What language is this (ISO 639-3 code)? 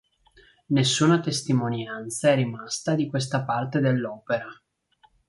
ita